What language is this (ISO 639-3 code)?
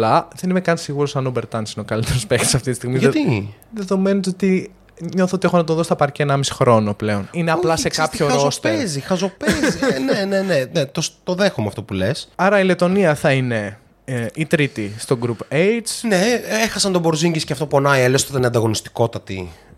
ell